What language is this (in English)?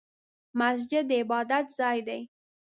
Pashto